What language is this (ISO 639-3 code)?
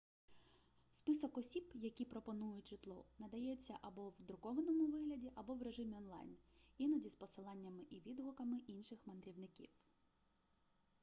ukr